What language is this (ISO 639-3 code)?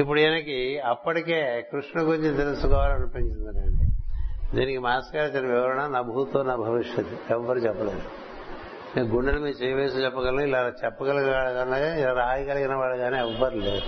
tel